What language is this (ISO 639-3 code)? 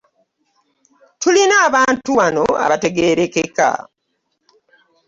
lug